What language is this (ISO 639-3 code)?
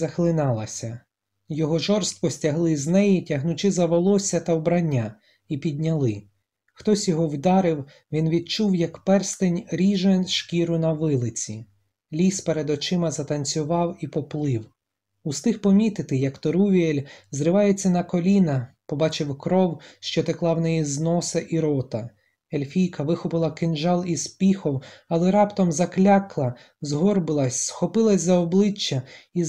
ukr